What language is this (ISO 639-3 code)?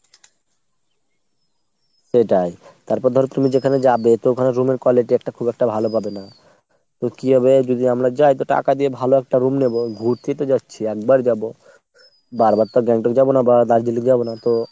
ben